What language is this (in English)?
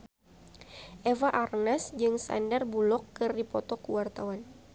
Sundanese